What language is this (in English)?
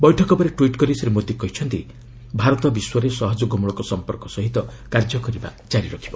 Odia